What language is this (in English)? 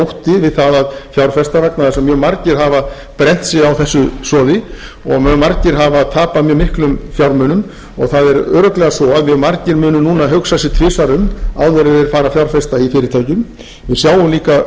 Icelandic